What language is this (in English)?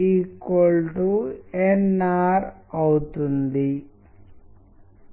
Telugu